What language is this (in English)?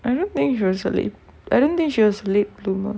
English